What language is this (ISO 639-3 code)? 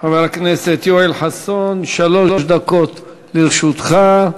heb